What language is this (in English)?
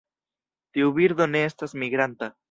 Esperanto